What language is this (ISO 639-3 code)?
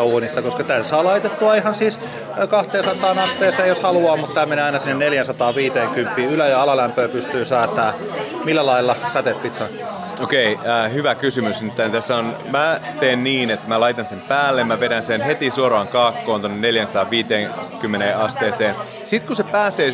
fin